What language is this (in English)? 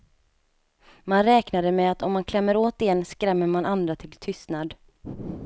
Swedish